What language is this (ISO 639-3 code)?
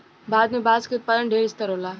bho